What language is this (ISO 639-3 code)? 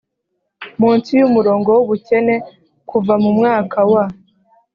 kin